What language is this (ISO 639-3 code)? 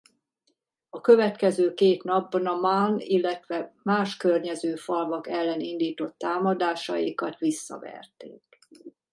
hun